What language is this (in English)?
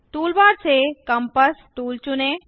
Hindi